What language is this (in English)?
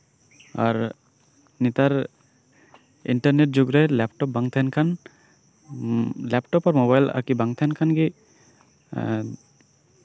Santali